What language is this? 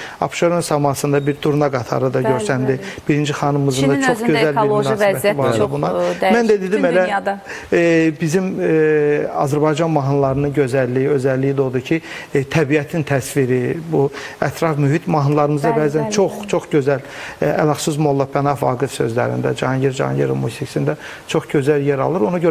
Turkish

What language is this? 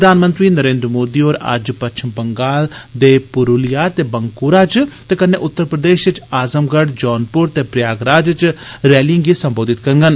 Dogri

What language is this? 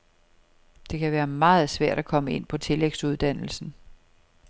Danish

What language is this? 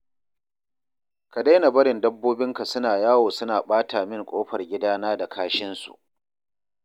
Hausa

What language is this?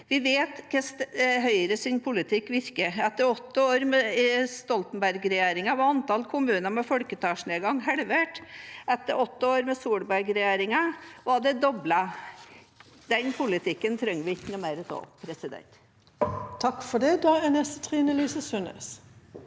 Norwegian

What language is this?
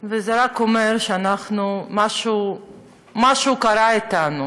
Hebrew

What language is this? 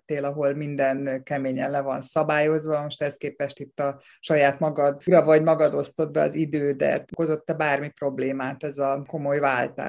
Hungarian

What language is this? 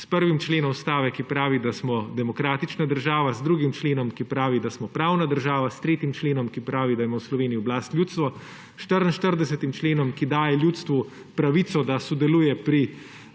Slovenian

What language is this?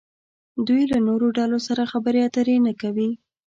Pashto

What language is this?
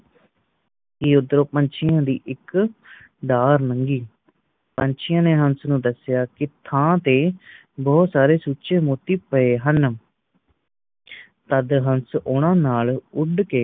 Punjabi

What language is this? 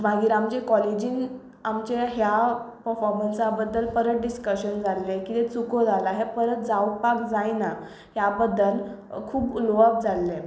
Konkani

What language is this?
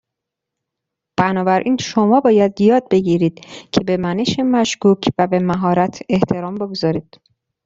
Persian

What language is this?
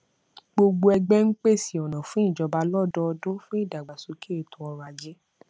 Yoruba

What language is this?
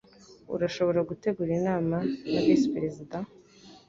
Kinyarwanda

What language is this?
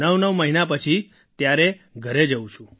Gujarati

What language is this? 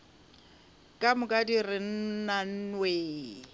Northern Sotho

